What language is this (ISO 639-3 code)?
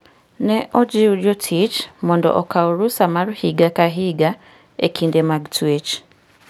luo